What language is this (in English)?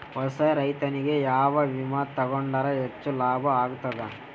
Kannada